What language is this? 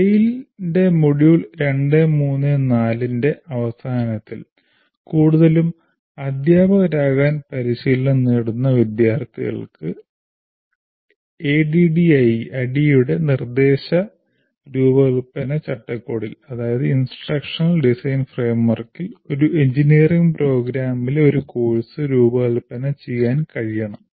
Malayalam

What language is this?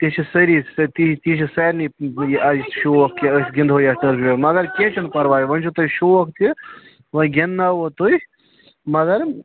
Kashmiri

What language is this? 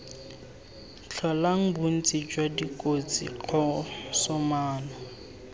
Tswana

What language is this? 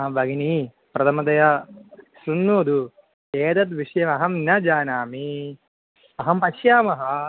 Sanskrit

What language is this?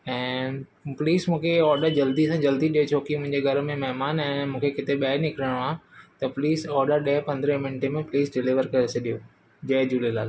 Sindhi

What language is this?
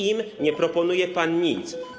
Polish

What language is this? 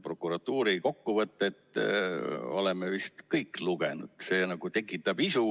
Estonian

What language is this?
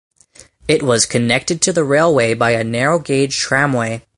English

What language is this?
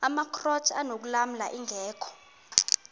Xhosa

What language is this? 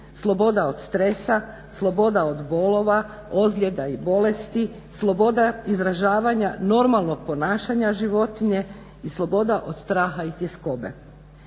Croatian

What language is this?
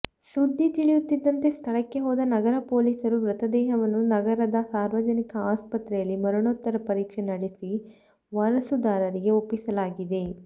Kannada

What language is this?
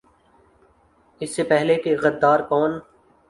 Urdu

